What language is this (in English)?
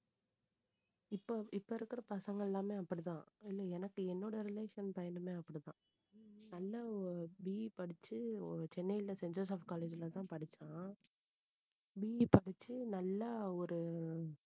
Tamil